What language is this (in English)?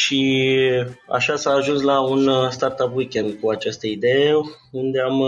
Romanian